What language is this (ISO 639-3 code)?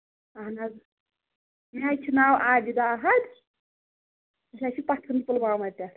kas